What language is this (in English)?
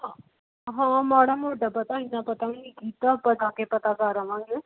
Punjabi